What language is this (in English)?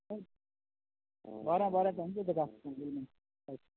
Konkani